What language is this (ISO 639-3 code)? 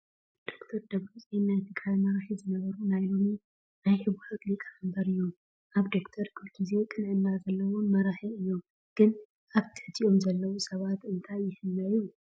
tir